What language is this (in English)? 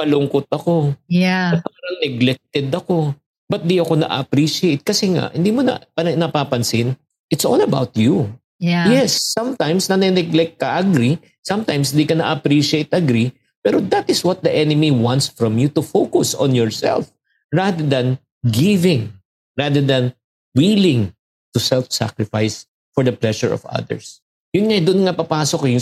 Filipino